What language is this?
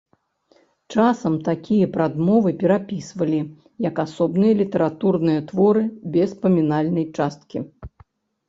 Belarusian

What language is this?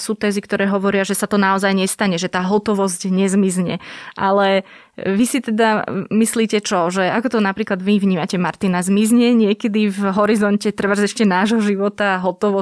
Slovak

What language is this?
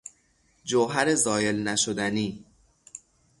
Persian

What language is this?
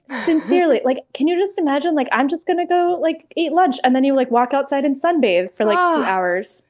English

